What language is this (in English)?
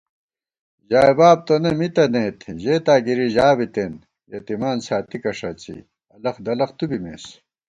Gawar-Bati